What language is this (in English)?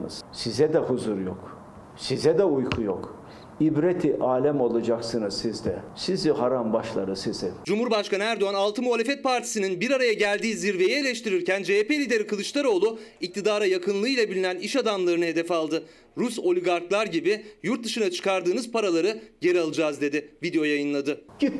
Turkish